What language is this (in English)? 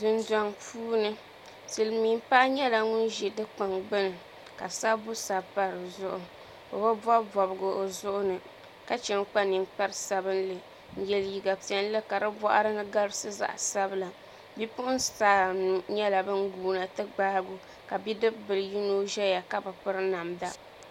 Dagbani